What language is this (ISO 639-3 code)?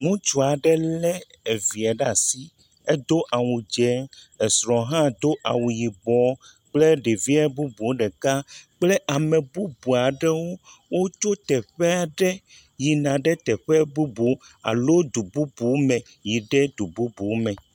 ewe